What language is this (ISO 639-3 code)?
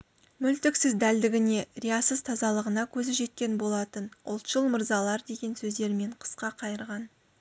kaz